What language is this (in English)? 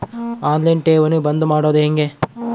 Kannada